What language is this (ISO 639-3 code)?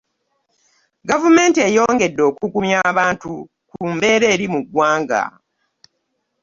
lug